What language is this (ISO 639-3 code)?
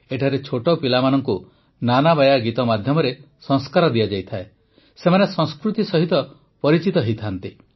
ori